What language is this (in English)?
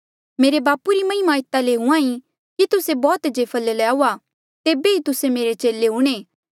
Mandeali